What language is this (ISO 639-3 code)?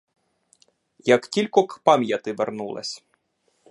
ukr